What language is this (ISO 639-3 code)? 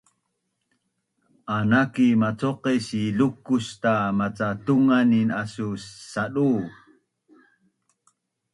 bnn